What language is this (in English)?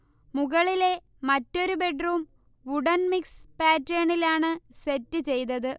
Malayalam